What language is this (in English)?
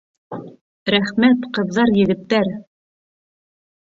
Bashkir